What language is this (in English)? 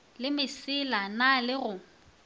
Northern Sotho